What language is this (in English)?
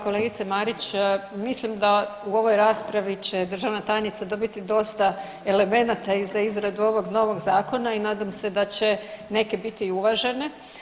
Croatian